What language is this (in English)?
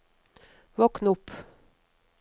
Norwegian